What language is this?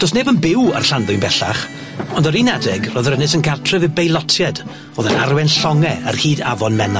Welsh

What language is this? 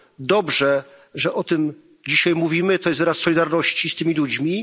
Polish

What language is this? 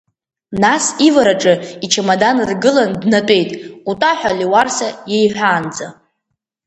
Abkhazian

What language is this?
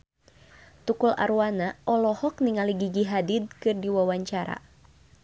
Sundanese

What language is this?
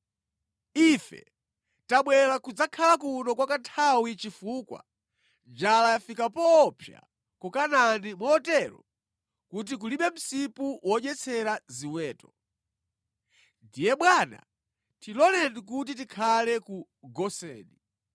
Nyanja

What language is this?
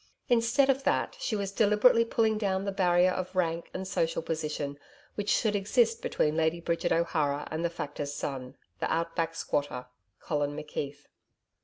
English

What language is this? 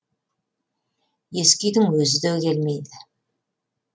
Kazakh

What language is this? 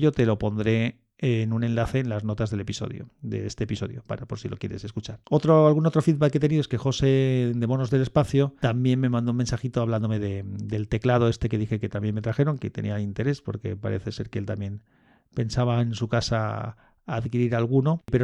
Spanish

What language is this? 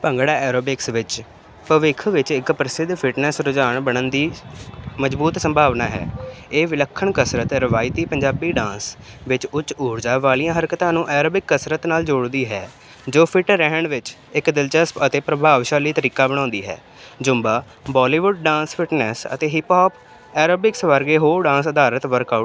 Punjabi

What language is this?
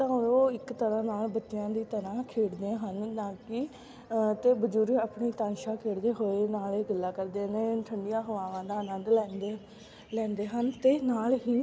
Punjabi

